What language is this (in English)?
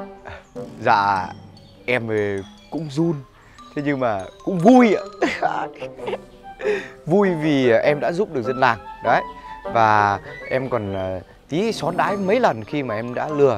Vietnamese